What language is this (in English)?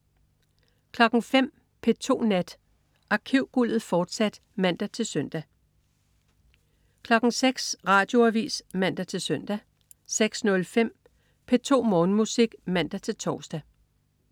Danish